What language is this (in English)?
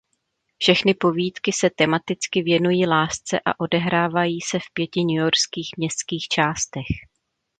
Czech